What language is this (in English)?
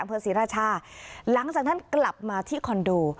Thai